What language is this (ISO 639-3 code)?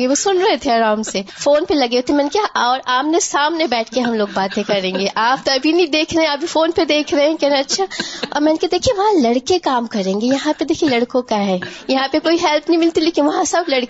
urd